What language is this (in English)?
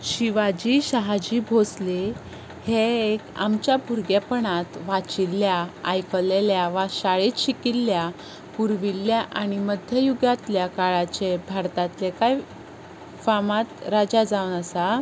Konkani